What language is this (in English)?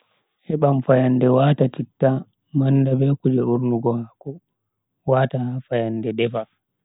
Bagirmi Fulfulde